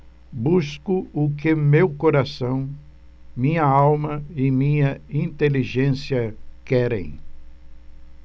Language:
Portuguese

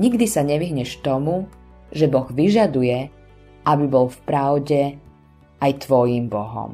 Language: Slovak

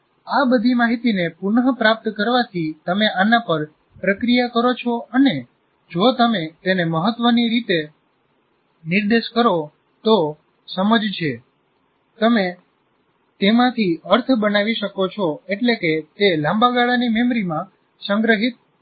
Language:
Gujarati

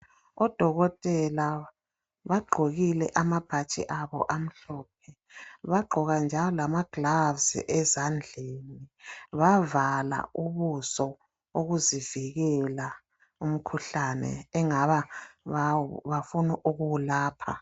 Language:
North Ndebele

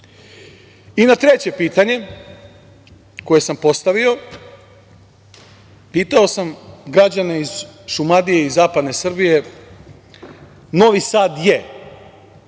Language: Serbian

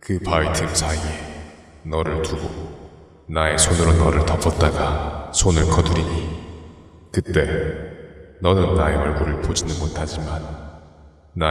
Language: Korean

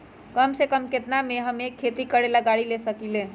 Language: Magahi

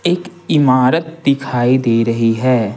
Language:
Hindi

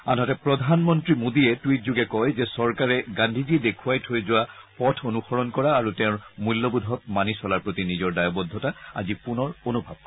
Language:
Assamese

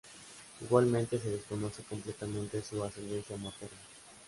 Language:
Spanish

